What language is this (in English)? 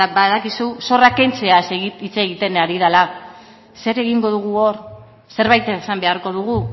Basque